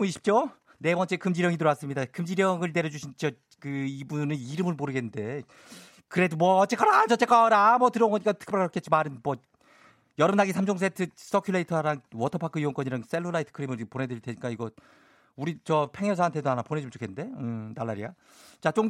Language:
Korean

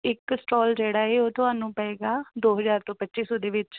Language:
Punjabi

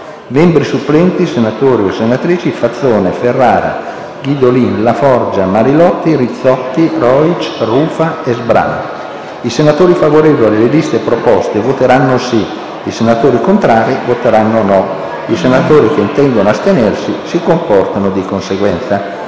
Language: Italian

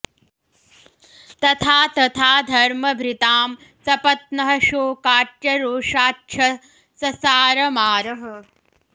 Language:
Sanskrit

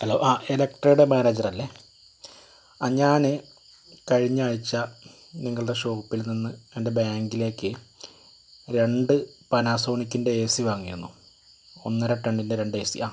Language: Malayalam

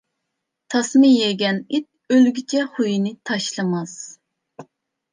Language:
Uyghur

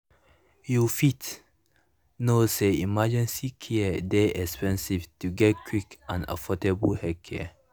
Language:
Nigerian Pidgin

